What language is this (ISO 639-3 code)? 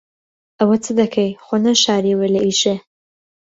ckb